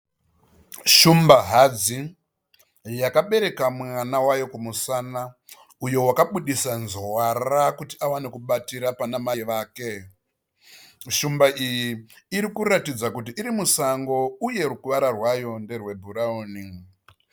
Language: Shona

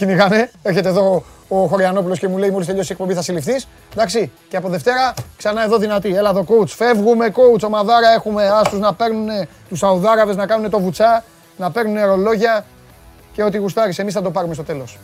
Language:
Greek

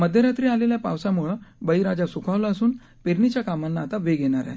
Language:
Marathi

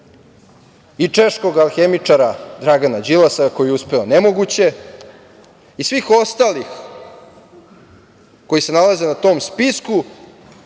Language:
Serbian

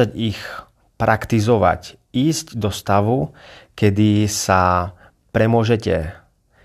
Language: Slovak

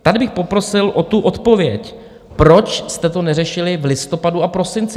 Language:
Czech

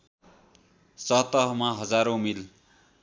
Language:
Nepali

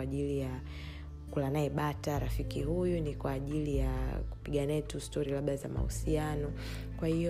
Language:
Swahili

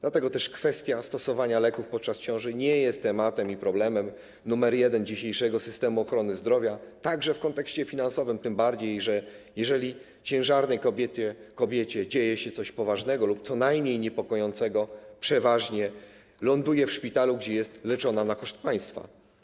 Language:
Polish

